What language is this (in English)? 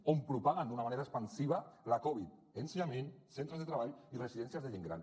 Catalan